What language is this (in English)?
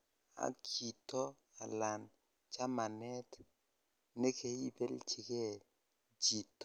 Kalenjin